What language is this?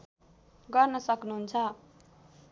Nepali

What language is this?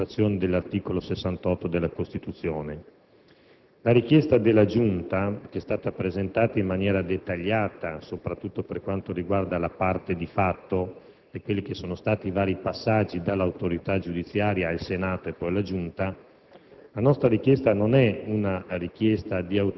Italian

